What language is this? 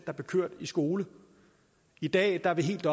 Danish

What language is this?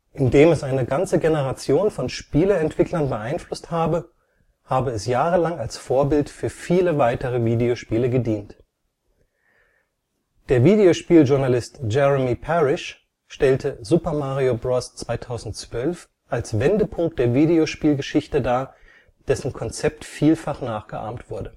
German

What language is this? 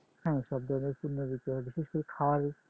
Bangla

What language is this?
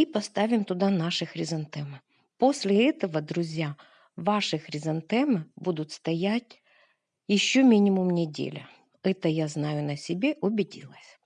Russian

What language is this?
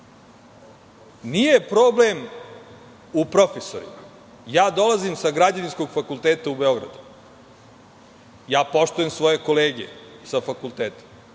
Serbian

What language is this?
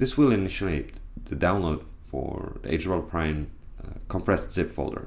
English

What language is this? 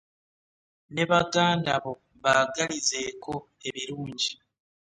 Ganda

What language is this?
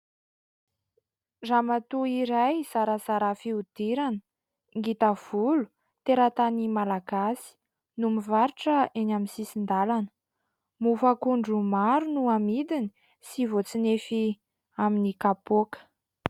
Malagasy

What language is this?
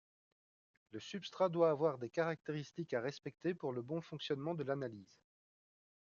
French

